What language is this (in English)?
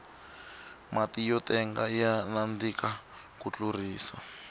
Tsonga